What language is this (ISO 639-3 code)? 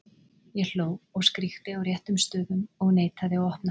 isl